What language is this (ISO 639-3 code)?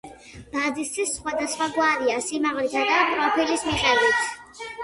kat